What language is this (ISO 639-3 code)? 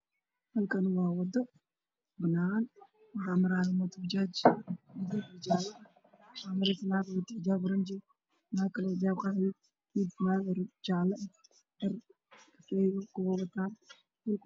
som